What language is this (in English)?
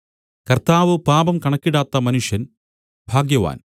Malayalam